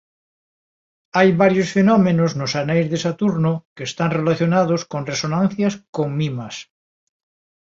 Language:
Galician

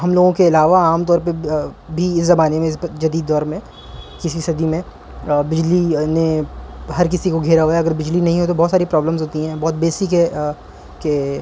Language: Urdu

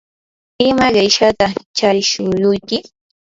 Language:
Yanahuanca Pasco Quechua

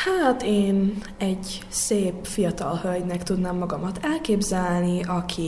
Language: Hungarian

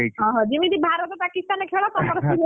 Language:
Odia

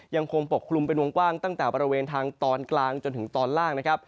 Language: Thai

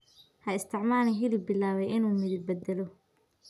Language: Somali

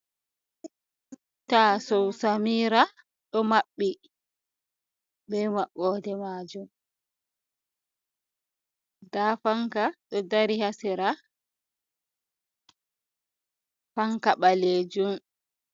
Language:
Fula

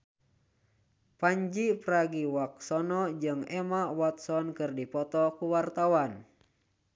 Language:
Sundanese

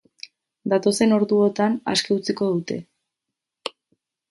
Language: Basque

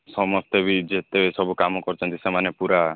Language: Odia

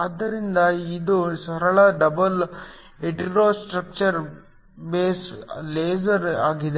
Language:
Kannada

